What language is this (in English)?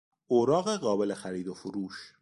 Persian